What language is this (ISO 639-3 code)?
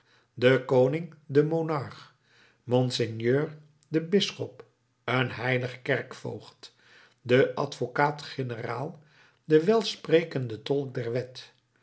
nld